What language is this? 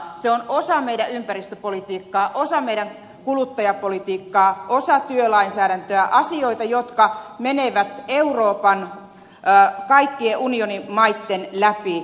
Finnish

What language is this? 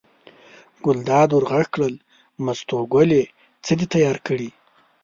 Pashto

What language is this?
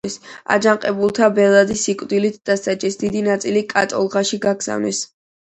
Georgian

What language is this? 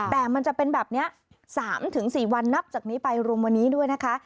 Thai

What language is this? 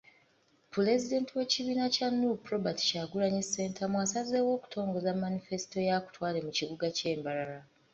Ganda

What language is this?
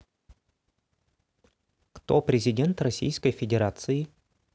Russian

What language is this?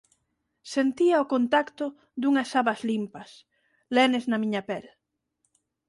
Galician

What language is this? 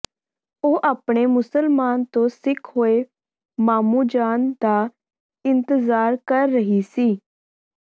Punjabi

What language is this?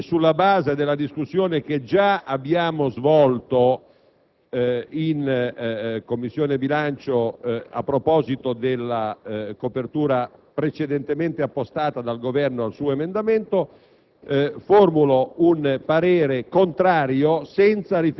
Italian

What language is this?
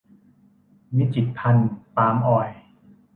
Thai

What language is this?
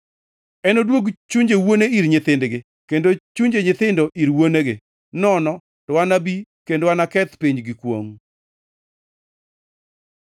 Luo (Kenya and Tanzania)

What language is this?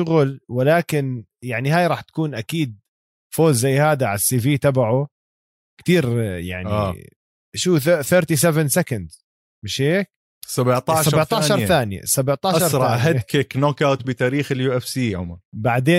Arabic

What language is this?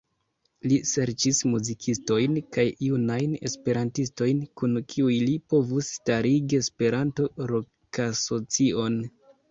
Esperanto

